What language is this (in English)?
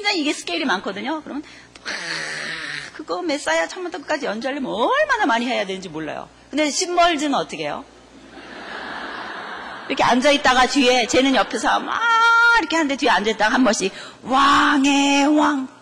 Korean